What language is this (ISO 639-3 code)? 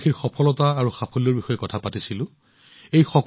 asm